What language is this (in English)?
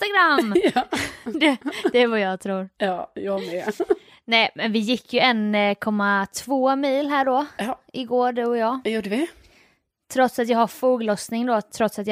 Swedish